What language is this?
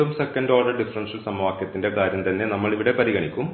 Malayalam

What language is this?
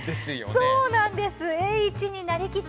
Japanese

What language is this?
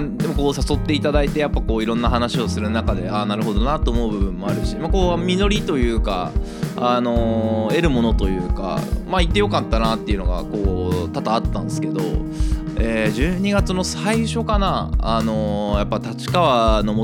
Japanese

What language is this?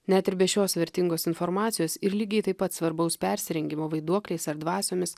Lithuanian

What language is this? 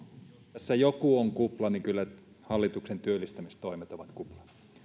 Finnish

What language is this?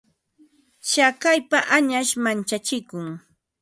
Ambo-Pasco Quechua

